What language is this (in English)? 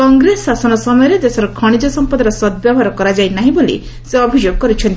Odia